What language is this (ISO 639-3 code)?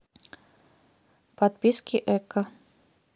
rus